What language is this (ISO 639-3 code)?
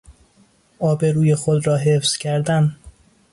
fas